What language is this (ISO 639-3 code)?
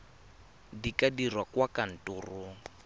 tsn